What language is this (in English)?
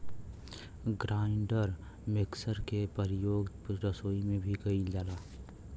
Bhojpuri